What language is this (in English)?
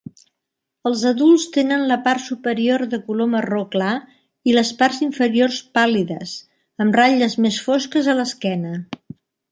Catalan